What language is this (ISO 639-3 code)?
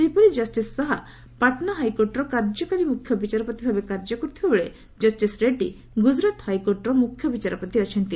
ori